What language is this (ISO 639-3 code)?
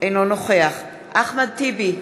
heb